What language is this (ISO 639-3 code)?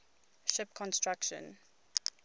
eng